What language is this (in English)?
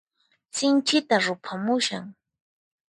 Puno Quechua